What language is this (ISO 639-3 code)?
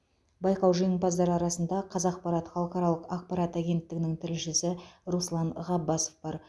kaz